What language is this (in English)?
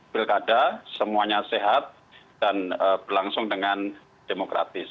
Indonesian